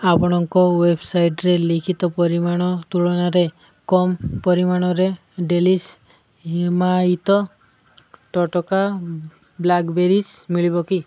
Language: Odia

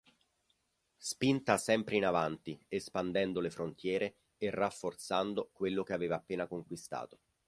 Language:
Italian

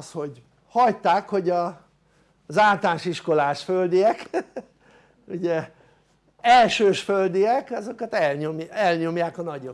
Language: Hungarian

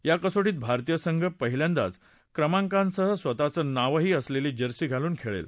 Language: Marathi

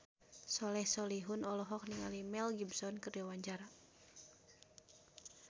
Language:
Sundanese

